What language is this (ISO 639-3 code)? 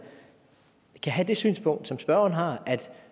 dan